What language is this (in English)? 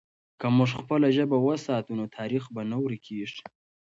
Pashto